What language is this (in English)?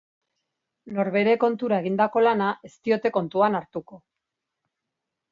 Basque